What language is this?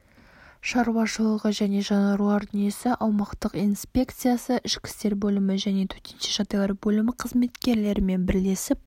Kazakh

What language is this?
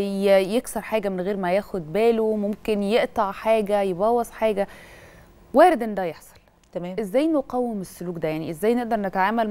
Arabic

